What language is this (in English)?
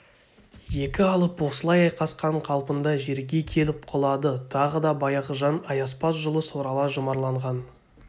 Kazakh